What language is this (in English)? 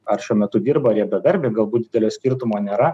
Lithuanian